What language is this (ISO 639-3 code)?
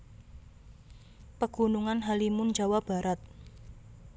jav